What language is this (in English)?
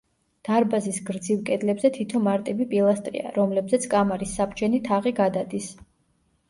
Georgian